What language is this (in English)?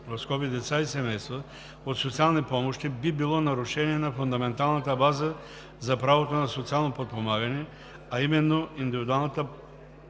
Bulgarian